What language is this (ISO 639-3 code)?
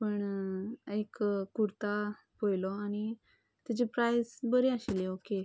kok